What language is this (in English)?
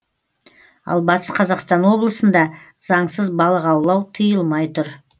Kazakh